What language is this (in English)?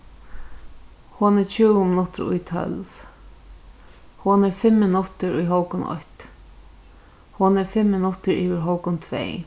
Faroese